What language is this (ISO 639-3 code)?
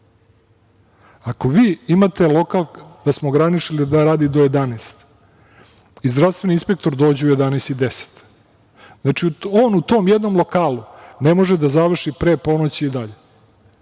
srp